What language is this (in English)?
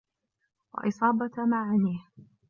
Arabic